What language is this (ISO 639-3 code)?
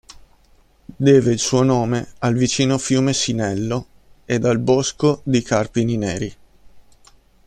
ita